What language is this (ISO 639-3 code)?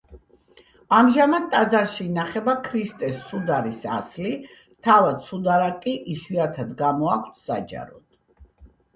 kat